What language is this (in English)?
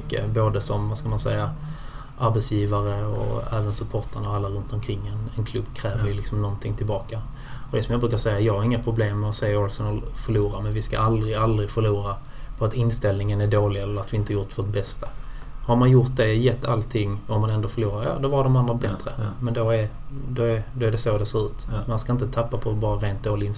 Swedish